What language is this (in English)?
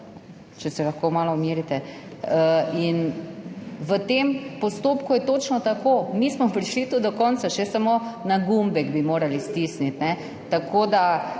Slovenian